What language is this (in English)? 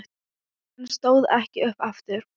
Icelandic